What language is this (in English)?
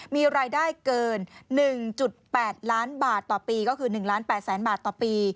Thai